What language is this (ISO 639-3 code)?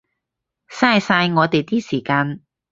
yue